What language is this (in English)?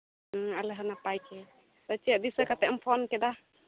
Santali